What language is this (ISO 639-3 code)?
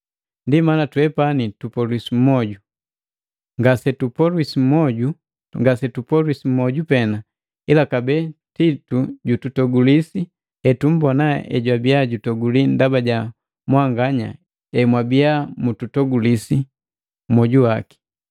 mgv